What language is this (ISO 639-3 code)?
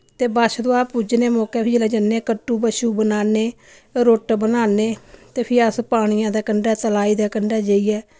doi